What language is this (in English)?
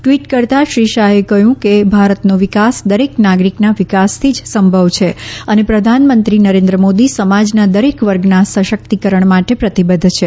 Gujarati